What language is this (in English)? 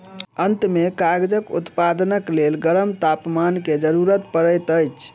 Maithili